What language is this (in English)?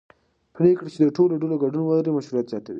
Pashto